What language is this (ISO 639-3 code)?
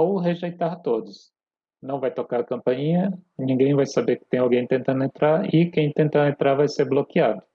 por